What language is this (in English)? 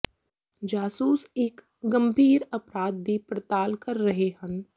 Punjabi